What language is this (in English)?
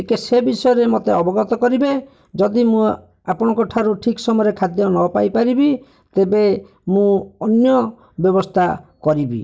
Odia